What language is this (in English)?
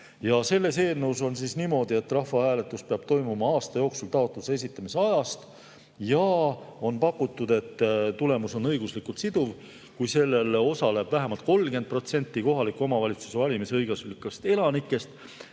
Estonian